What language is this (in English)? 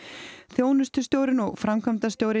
Icelandic